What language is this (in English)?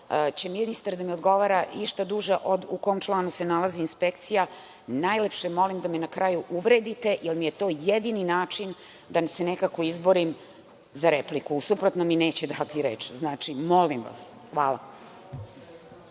Serbian